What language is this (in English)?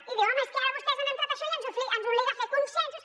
Catalan